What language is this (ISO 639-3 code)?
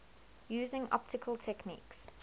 eng